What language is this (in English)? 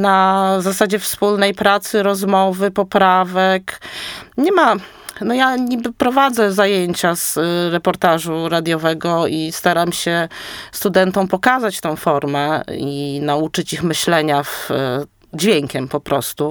Polish